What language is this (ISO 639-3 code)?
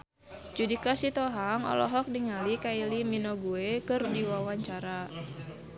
sun